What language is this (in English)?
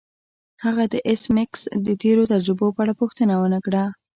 Pashto